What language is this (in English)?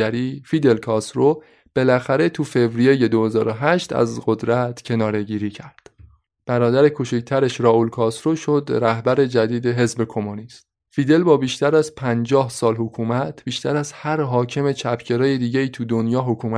Persian